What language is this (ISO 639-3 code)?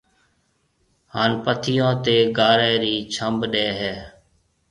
mve